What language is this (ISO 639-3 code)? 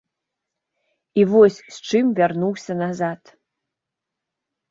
bel